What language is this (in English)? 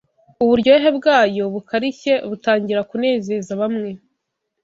Kinyarwanda